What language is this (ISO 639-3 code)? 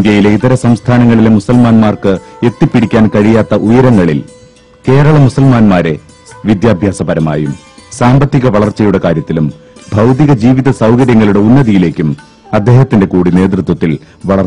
ron